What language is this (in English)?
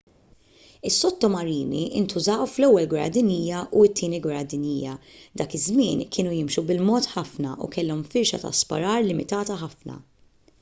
Maltese